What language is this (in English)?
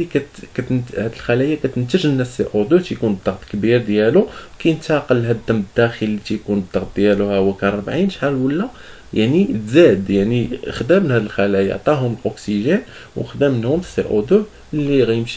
Arabic